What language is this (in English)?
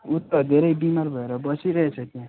Nepali